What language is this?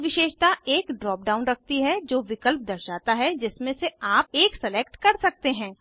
Hindi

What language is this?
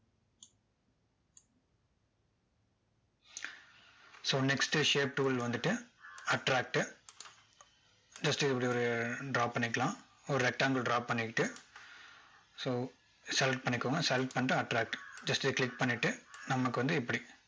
Tamil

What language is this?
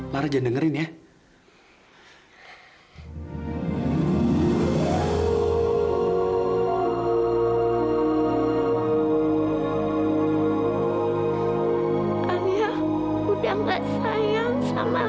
Indonesian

